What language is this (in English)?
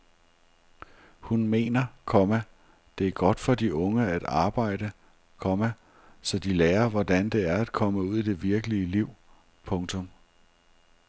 Danish